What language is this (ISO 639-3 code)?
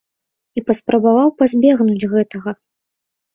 bel